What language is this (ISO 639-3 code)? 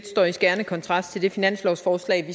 dan